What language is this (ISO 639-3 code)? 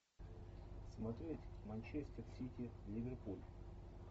rus